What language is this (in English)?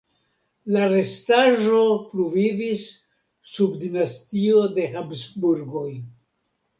Esperanto